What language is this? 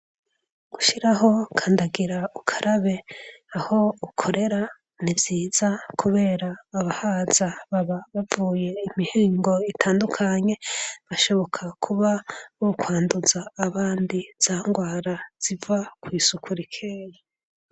Rundi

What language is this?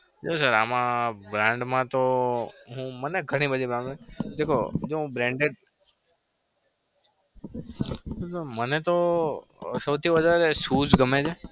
Gujarati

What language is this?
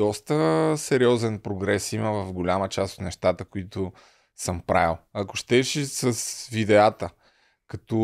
Bulgarian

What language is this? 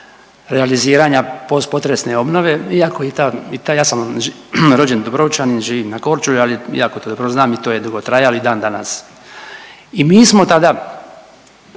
Croatian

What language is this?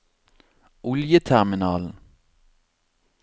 Norwegian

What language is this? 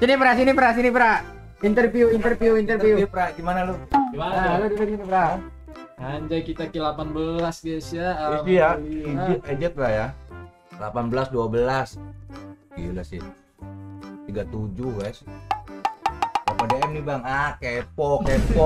Indonesian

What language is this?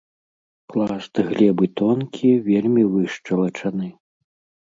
Belarusian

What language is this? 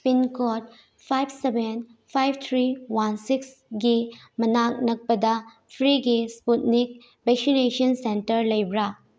Manipuri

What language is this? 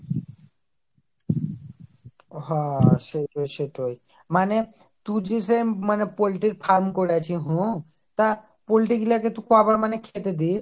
Bangla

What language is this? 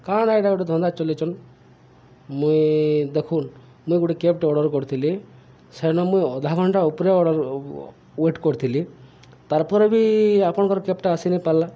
Odia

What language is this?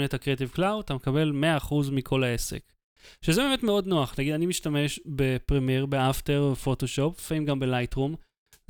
Hebrew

